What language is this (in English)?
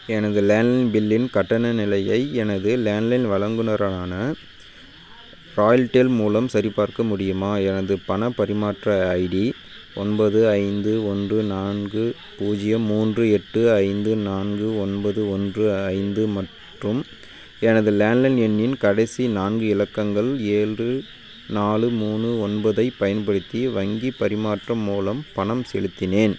Tamil